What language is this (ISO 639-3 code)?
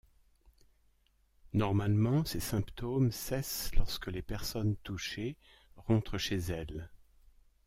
fra